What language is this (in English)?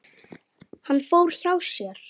Icelandic